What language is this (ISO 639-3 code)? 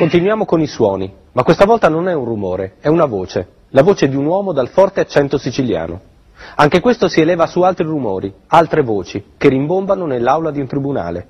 ita